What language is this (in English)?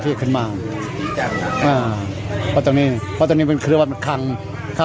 Thai